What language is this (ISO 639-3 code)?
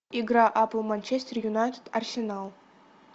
rus